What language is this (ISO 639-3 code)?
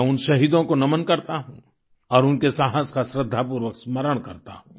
hin